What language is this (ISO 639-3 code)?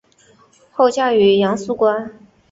zho